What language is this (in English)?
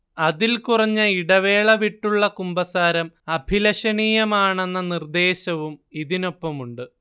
Malayalam